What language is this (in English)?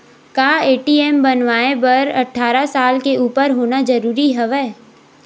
Chhattisgarhi